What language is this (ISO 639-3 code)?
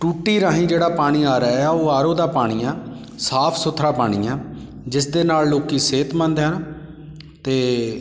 pan